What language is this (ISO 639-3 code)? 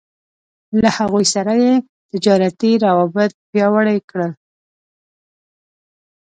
pus